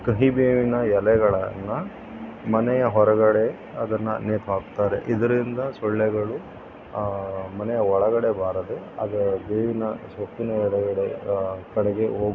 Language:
Kannada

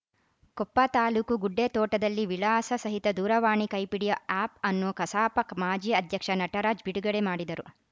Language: Kannada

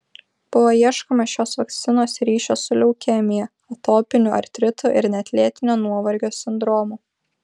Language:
Lithuanian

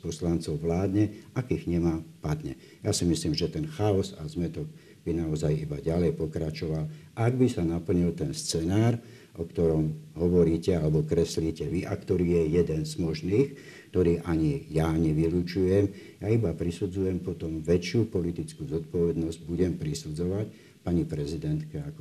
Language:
Slovak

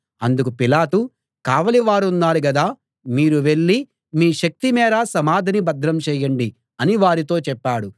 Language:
Telugu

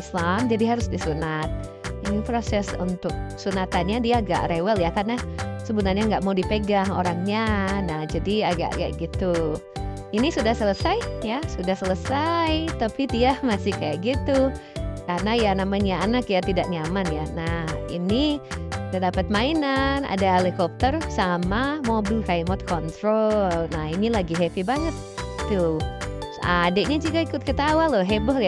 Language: Indonesian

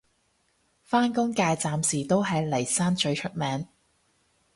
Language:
Cantonese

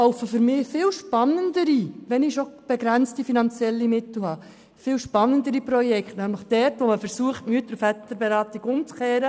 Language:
Swiss German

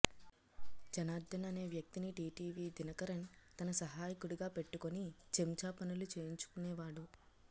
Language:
Telugu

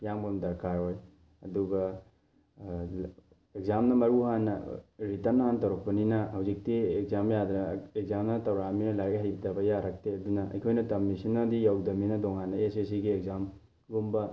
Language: Manipuri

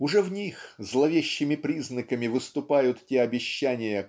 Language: Russian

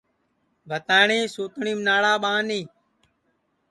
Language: Sansi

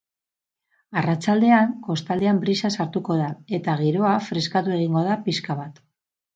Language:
Basque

